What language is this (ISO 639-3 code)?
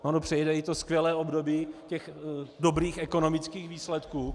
ces